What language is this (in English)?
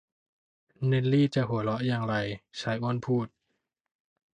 Thai